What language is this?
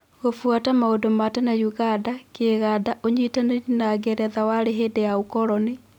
Kikuyu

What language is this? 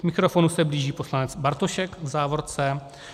Czech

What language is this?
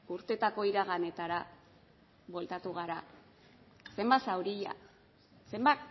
Basque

